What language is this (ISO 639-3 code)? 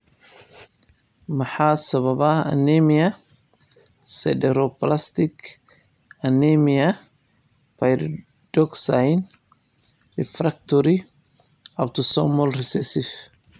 som